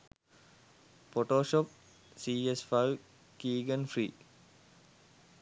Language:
Sinhala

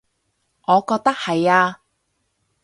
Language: Cantonese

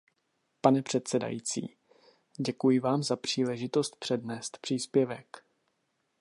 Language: Czech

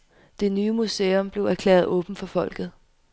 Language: Danish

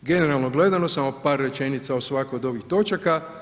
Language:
Croatian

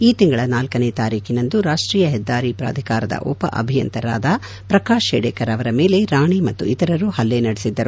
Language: Kannada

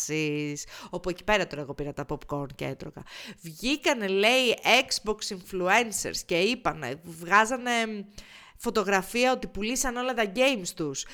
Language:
Greek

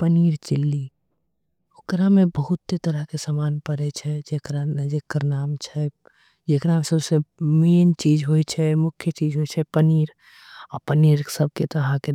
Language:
Angika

